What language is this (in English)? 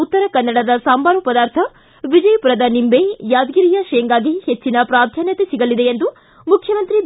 Kannada